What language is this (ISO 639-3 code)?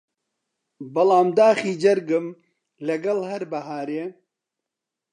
ckb